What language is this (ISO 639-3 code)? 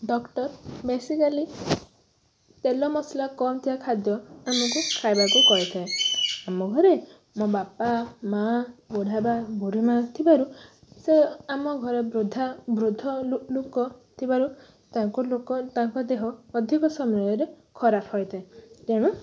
ori